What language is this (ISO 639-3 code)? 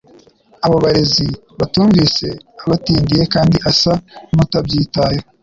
kin